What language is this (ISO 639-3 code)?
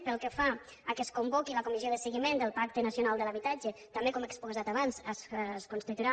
cat